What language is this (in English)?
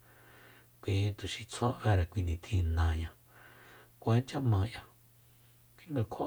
Soyaltepec Mazatec